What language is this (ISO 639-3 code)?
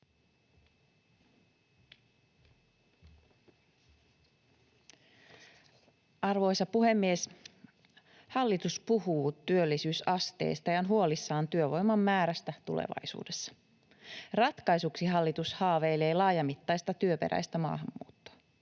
fin